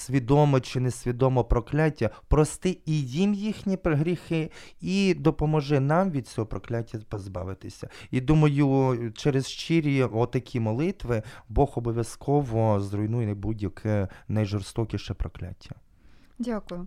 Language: Ukrainian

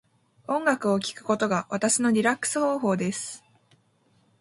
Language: Japanese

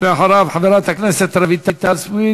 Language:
Hebrew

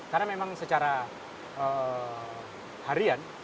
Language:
Indonesian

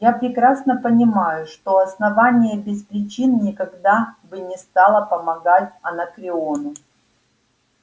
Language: Russian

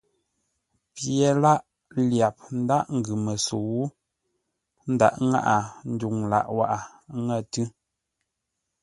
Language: Ngombale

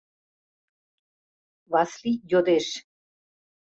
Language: Mari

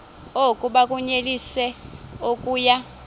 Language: Xhosa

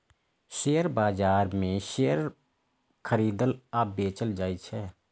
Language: Maithili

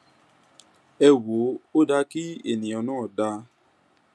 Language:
Yoruba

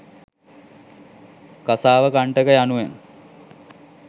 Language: Sinhala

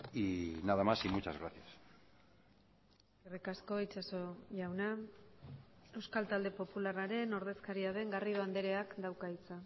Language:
Basque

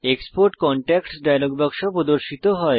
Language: Bangla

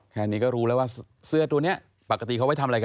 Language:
Thai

